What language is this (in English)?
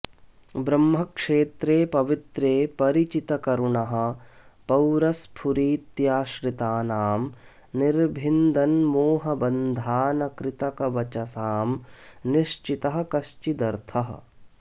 Sanskrit